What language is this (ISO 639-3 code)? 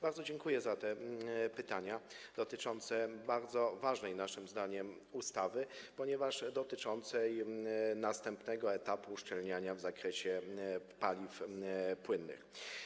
pol